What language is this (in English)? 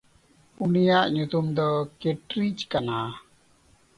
Santali